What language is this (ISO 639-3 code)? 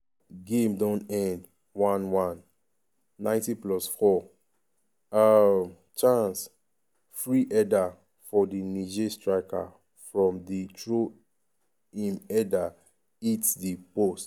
pcm